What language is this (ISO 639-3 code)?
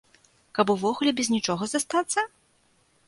bel